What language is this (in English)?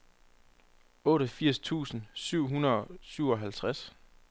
Danish